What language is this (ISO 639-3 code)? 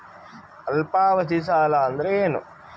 kan